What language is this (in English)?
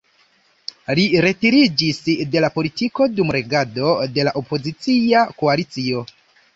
Esperanto